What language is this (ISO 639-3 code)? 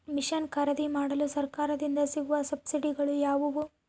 kan